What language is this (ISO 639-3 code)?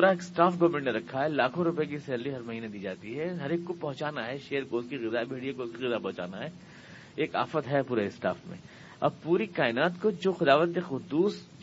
urd